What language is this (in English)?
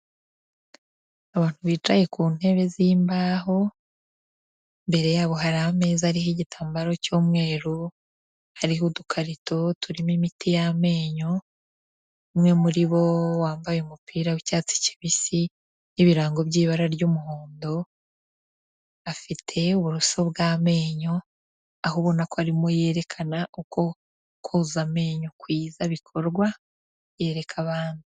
Kinyarwanda